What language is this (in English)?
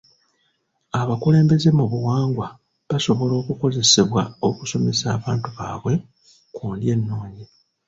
Ganda